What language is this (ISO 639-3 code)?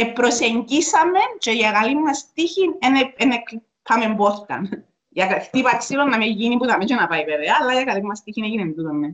ell